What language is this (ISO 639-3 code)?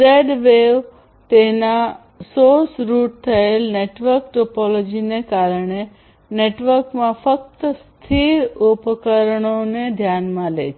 guj